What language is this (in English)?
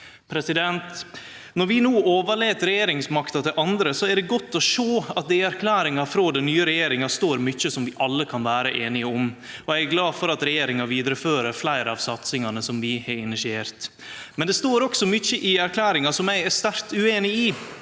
Norwegian